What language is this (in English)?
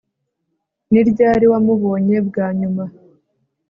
Kinyarwanda